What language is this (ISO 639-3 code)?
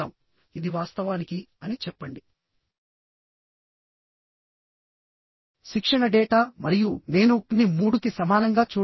tel